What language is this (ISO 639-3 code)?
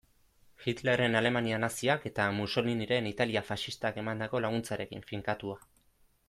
eus